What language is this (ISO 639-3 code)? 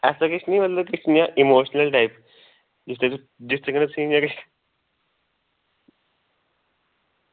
doi